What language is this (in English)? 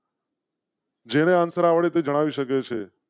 Gujarati